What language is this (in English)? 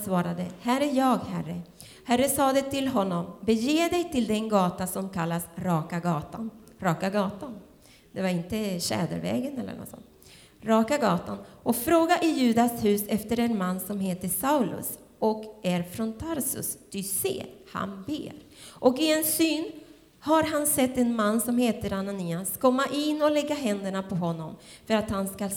Swedish